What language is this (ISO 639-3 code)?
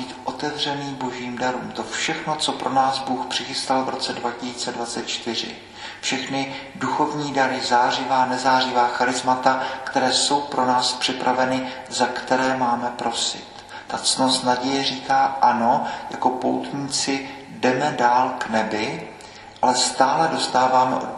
ces